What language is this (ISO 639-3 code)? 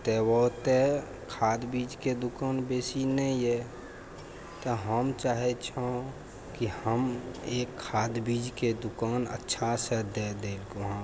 mai